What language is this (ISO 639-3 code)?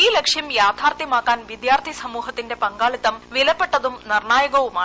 mal